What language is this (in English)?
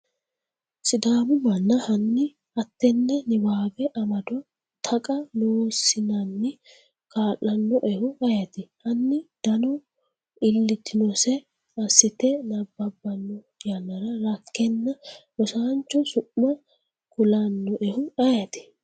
Sidamo